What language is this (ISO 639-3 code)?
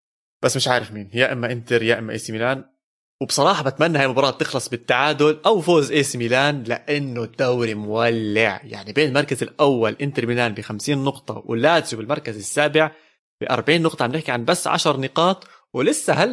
ara